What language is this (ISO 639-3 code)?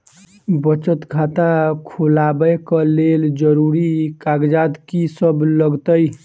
mai